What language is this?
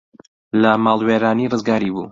Central Kurdish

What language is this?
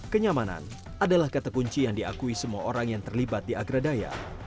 Indonesian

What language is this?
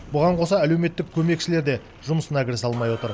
Kazakh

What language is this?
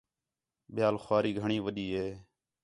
Khetrani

